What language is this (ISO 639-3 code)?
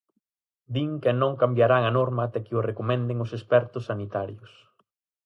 glg